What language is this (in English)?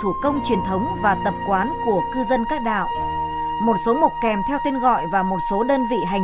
Vietnamese